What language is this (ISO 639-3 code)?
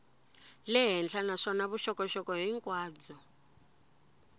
tso